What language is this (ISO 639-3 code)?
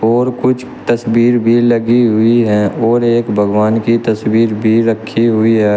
hin